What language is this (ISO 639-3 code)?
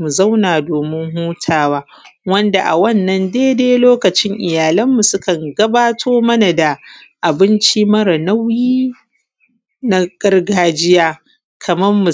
hau